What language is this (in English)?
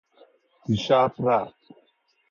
Persian